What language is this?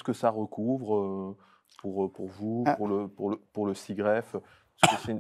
French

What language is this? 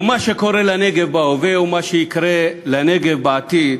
Hebrew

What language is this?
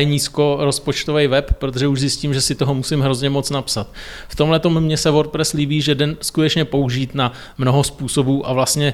Czech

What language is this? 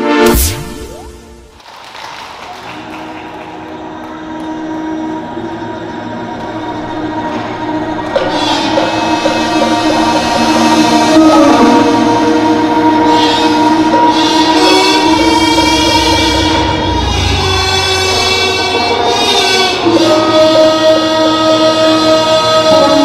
Dutch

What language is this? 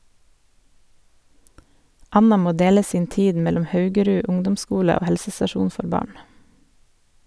Norwegian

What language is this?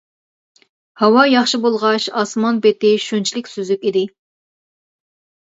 Uyghur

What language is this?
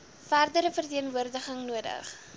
Afrikaans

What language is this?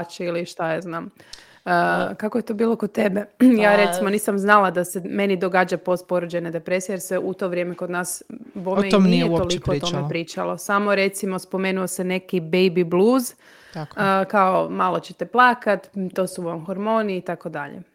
Croatian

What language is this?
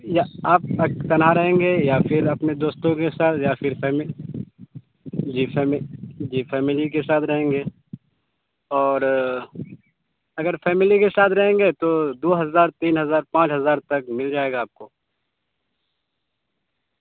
Urdu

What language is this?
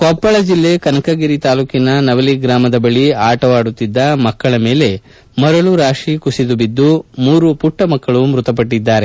Kannada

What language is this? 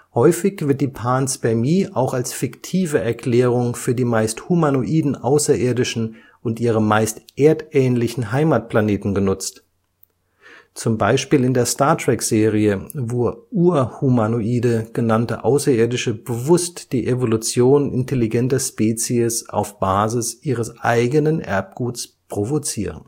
German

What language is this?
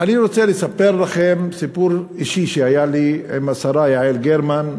Hebrew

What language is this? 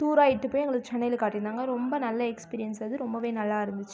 Tamil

